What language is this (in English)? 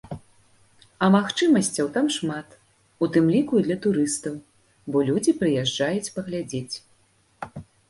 Belarusian